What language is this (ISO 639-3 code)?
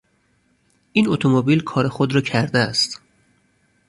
fas